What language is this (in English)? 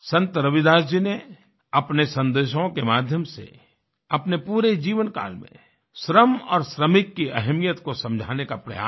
Hindi